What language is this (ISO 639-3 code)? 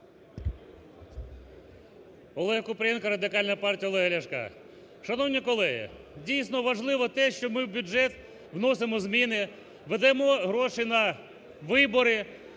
ukr